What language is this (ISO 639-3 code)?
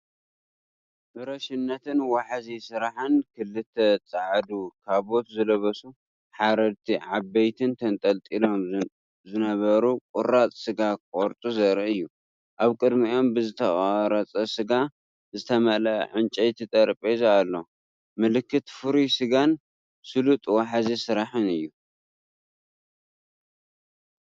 tir